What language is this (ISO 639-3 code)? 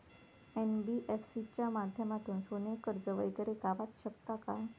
mar